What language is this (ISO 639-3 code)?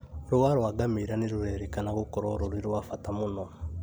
kik